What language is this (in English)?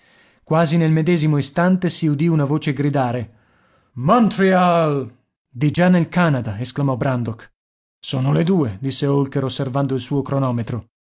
Italian